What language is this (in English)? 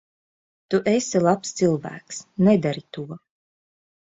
Latvian